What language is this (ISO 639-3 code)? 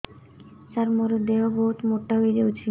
ori